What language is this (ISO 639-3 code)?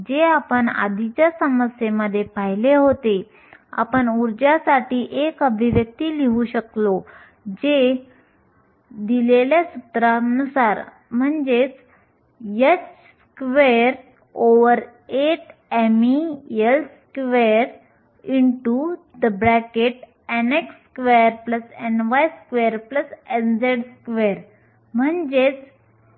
mar